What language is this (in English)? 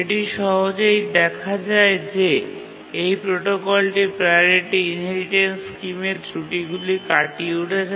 Bangla